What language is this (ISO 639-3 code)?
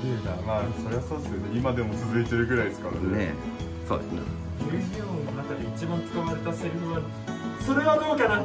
jpn